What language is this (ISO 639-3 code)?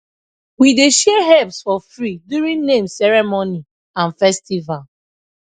pcm